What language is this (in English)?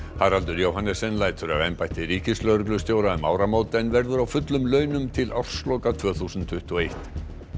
Icelandic